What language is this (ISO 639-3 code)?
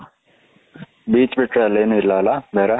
kan